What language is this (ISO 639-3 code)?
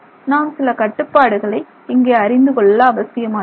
tam